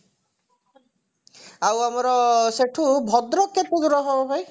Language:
Odia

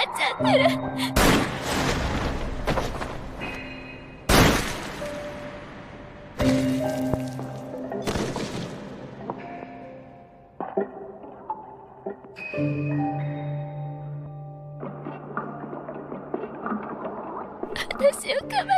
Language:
Japanese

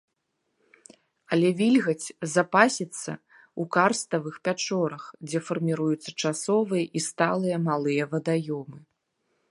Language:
Belarusian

